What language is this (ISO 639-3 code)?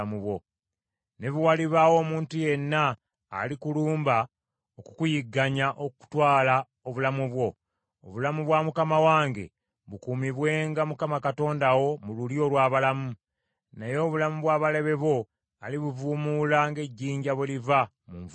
lug